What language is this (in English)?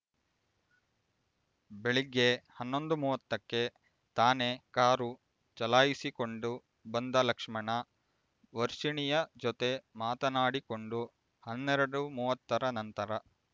Kannada